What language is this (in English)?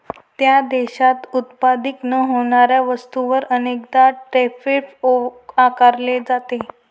Marathi